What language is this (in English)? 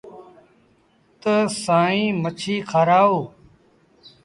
Sindhi Bhil